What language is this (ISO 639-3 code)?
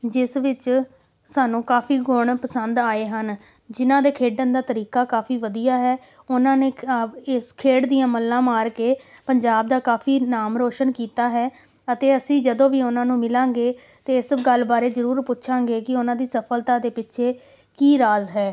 pan